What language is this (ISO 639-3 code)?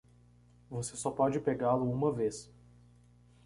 por